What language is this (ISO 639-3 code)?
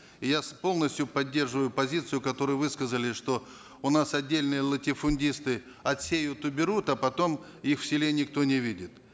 kaz